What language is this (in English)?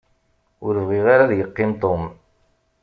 Kabyle